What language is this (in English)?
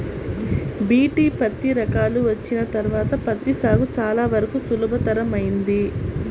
Telugu